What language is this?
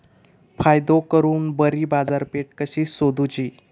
Marathi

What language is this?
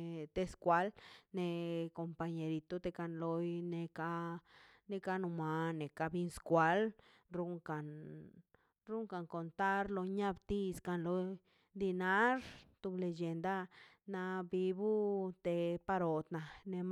Mazaltepec Zapotec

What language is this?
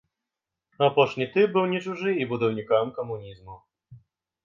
Belarusian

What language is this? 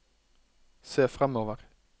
Norwegian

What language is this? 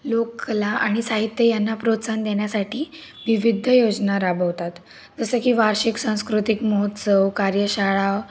Marathi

